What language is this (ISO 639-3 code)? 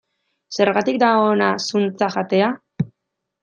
eus